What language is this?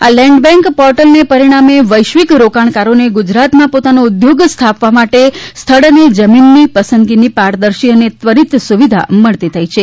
Gujarati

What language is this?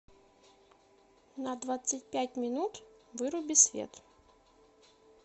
Russian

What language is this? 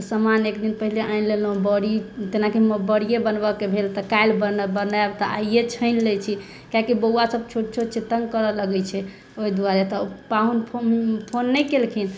Maithili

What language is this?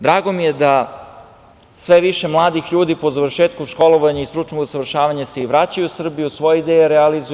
Serbian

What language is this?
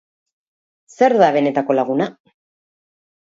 Basque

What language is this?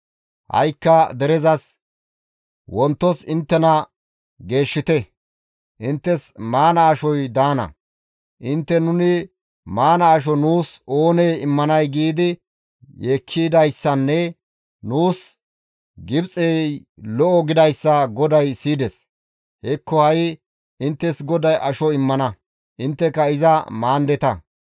Gamo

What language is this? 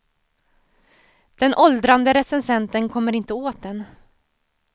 Swedish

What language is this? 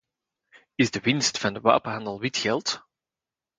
Dutch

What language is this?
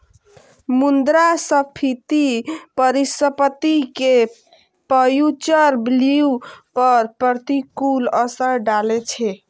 Maithili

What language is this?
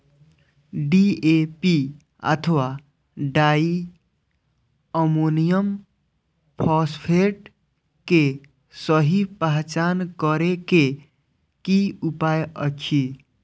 Maithili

